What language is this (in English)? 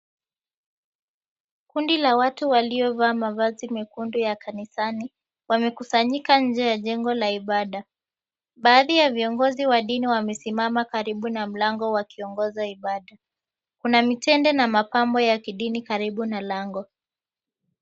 Swahili